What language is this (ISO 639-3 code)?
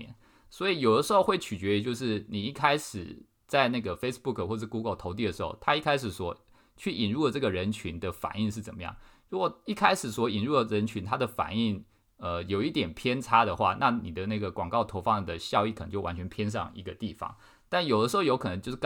zho